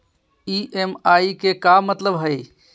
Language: Magahi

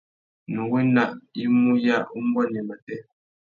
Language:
Tuki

